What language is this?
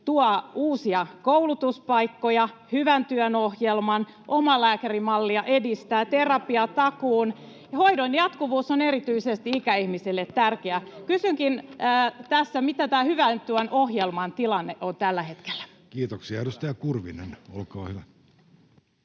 Finnish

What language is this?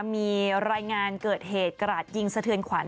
Thai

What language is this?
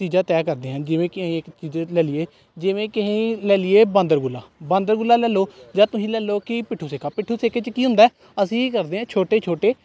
Punjabi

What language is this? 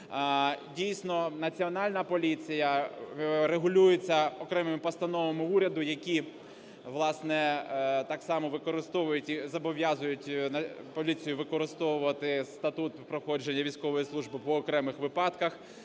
Ukrainian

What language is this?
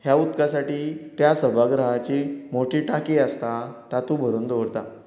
Konkani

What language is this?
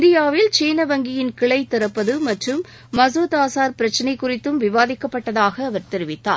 Tamil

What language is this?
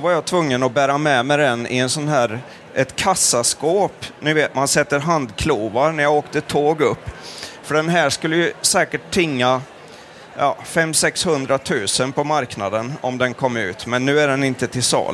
Swedish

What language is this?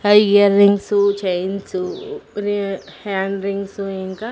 Telugu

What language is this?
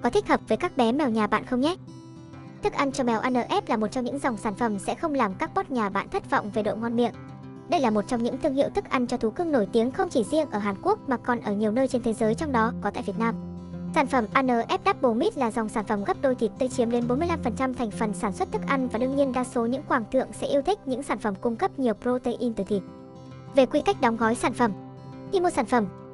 Vietnamese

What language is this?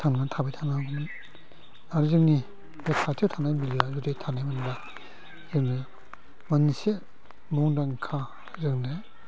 Bodo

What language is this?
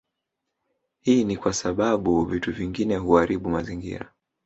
Swahili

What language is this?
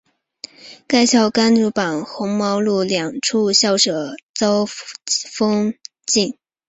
Chinese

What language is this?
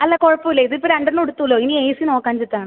Malayalam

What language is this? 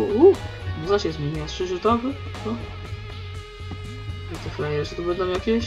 Polish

